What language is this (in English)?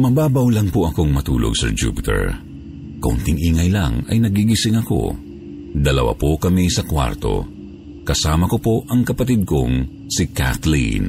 Filipino